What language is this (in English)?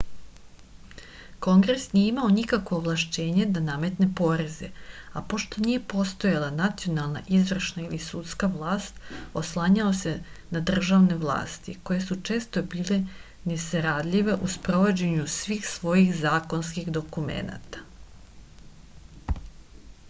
Serbian